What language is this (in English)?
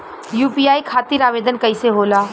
Bhojpuri